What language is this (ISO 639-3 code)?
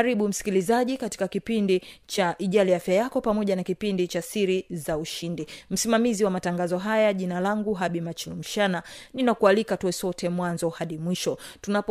swa